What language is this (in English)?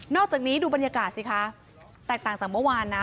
Thai